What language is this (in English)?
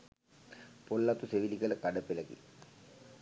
Sinhala